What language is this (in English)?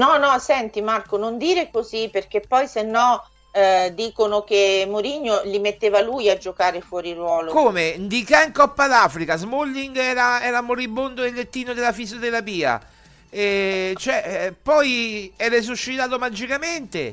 Italian